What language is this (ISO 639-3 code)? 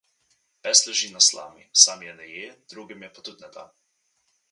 slv